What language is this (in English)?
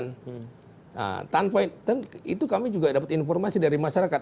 Indonesian